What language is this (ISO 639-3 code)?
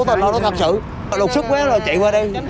vie